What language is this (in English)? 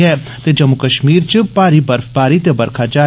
Dogri